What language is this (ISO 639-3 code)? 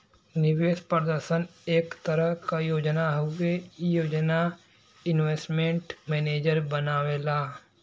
bho